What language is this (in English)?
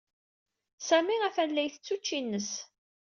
Kabyle